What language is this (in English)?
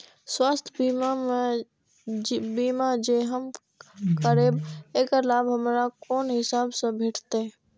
Maithili